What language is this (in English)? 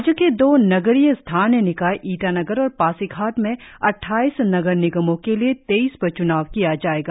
Hindi